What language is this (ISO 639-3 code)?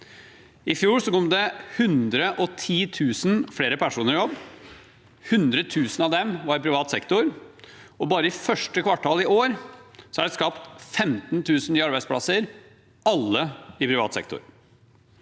nor